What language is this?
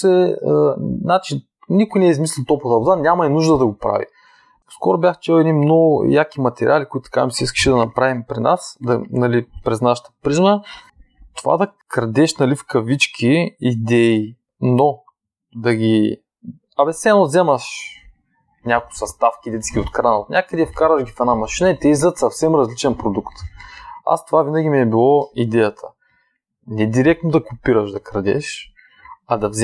Bulgarian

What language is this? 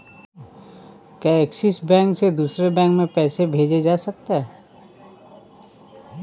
Hindi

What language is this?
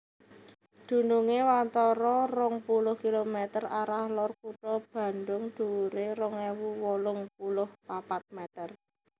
Javanese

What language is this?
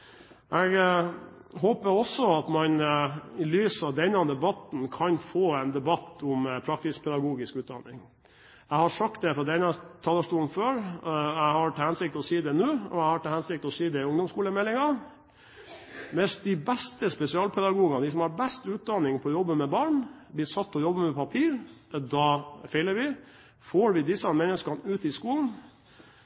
Norwegian Bokmål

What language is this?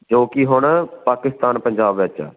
Punjabi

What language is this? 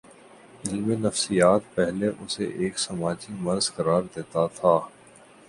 Urdu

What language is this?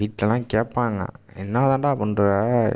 Tamil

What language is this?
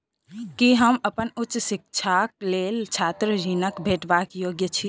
Maithili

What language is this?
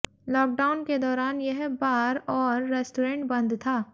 Hindi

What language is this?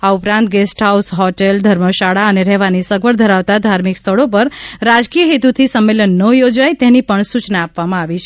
Gujarati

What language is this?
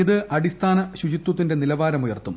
Malayalam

